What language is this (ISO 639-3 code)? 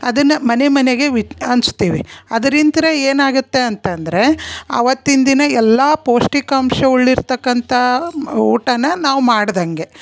kan